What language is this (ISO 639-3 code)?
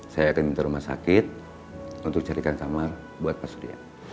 ind